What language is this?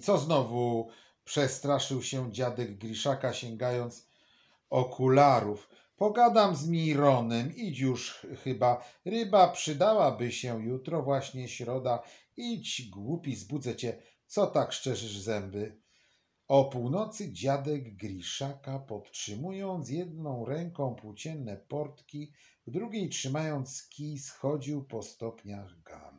Polish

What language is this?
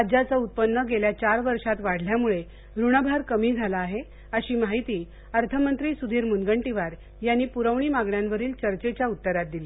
Marathi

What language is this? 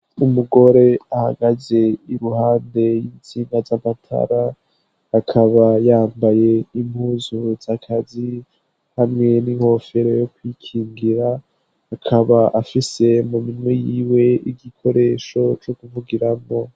Rundi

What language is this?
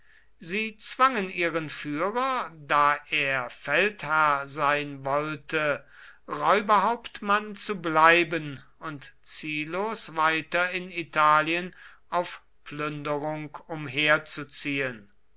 German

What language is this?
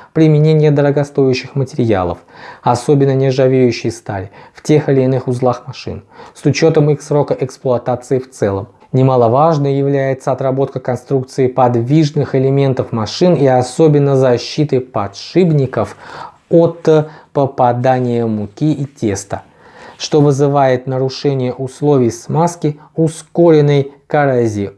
Russian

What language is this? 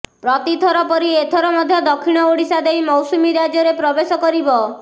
Odia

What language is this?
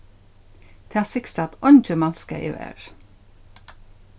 Faroese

